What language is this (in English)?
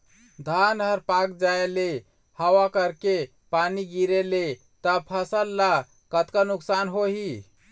Chhattisgarhi